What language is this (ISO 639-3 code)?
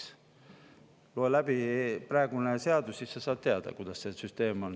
est